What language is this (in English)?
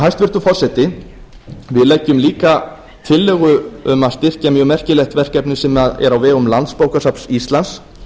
Icelandic